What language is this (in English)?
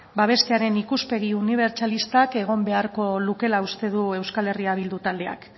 Basque